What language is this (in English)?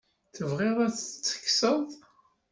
Kabyle